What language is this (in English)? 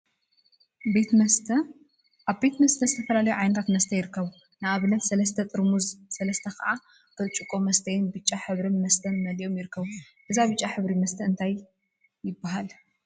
Tigrinya